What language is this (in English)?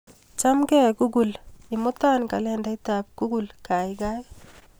Kalenjin